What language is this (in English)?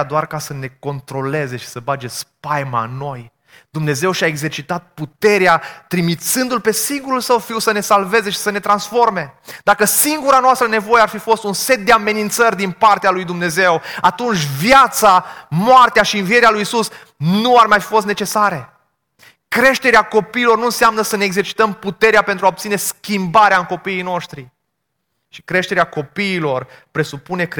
Romanian